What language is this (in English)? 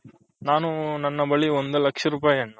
Kannada